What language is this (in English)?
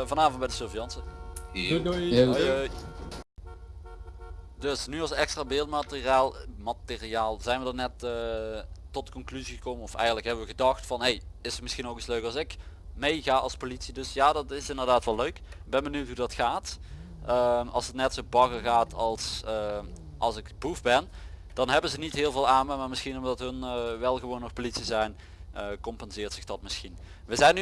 Dutch